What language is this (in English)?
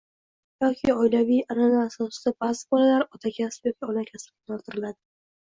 Uzbek